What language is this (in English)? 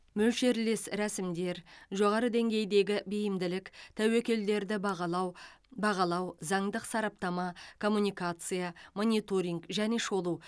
Kazakh